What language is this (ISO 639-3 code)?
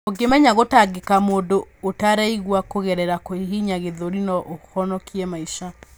kik